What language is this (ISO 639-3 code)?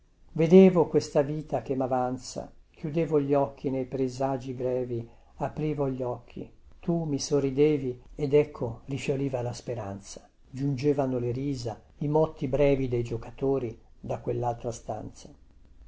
ita